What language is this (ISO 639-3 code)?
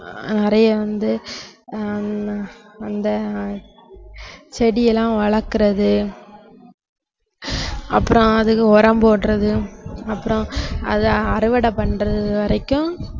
tam